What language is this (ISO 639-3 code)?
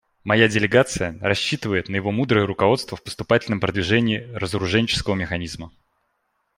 rus